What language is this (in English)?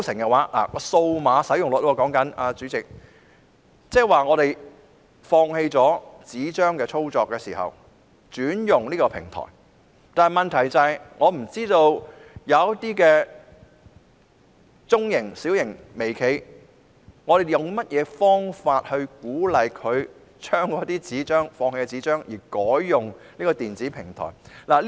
Cantonese